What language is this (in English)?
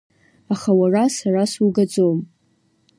Abkhazian